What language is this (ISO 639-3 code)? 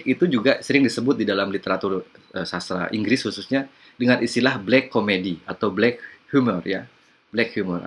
ind